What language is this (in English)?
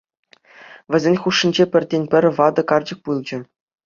Chuvash